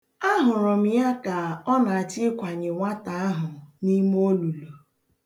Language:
Igbo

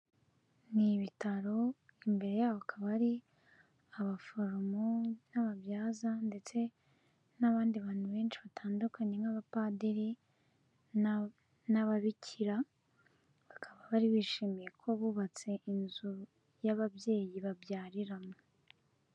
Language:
Kinyarwanda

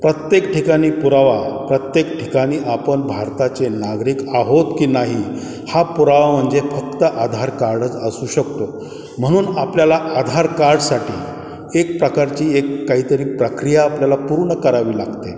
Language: Marathi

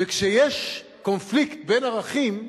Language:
Hebrew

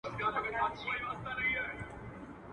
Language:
Pashto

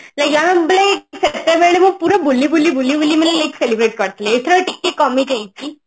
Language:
Odia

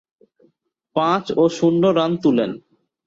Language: Bangla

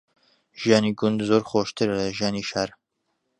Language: Central Kurdish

